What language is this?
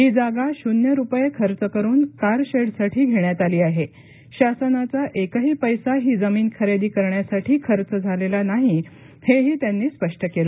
Marathi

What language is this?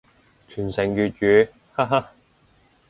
Cantonese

